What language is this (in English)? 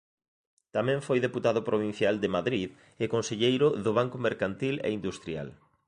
Galician